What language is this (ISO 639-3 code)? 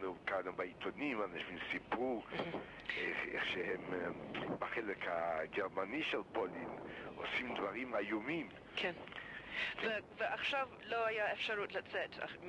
heb